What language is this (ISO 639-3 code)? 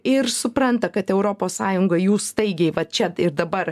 lit